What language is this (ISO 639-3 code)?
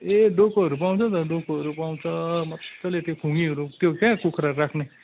nep